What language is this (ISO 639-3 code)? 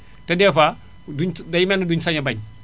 wol